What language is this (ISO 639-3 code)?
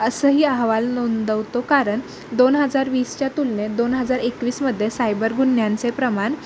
mar